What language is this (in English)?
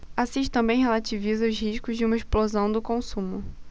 Portuguese